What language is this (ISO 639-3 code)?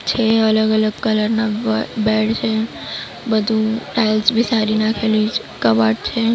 guj